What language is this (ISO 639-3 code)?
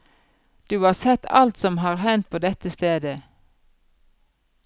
nor